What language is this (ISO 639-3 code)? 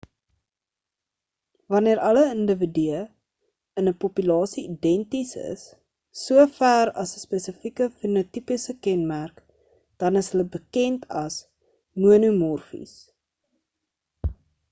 afr